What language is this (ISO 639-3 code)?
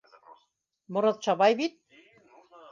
bak